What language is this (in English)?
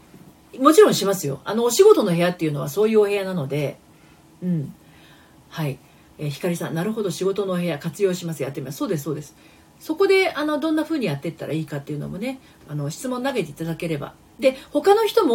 Japanese